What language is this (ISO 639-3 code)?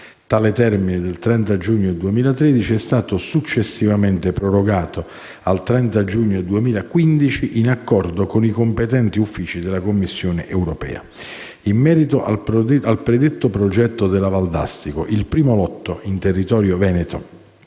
ita